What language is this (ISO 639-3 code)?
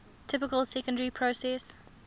eng